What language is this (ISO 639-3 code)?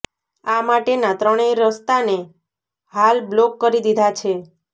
guj